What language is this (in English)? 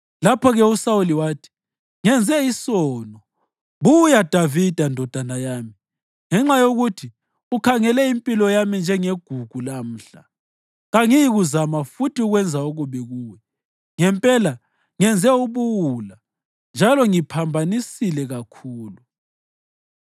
North Ndebele